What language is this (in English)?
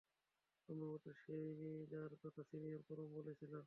Bangla